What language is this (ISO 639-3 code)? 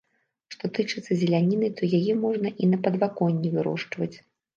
bel